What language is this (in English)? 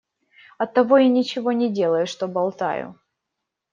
Russian